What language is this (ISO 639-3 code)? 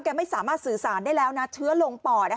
tha